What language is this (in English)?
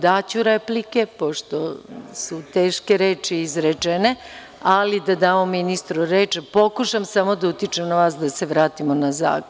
Serbian